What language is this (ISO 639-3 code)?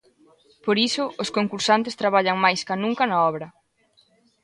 glg